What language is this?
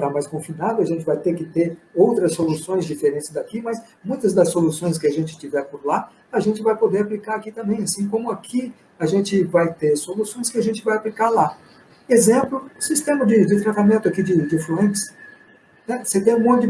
Portuguese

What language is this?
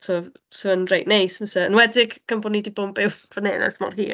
Welsh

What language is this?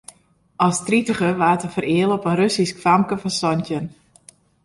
Western Frisian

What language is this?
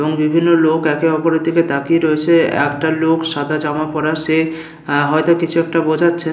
Bangla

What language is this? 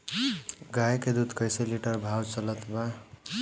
Bhojpuri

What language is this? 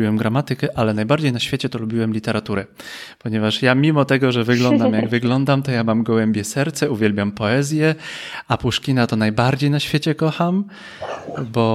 Polish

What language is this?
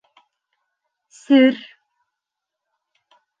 Bashkir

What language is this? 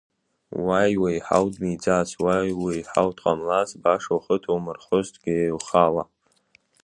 Abkhazian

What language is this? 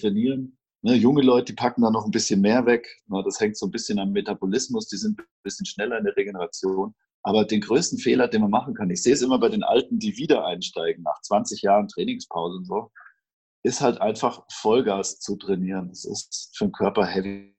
German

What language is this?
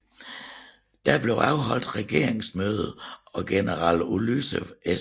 Danish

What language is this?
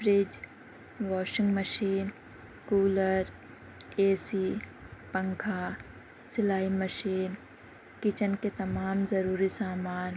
Urdu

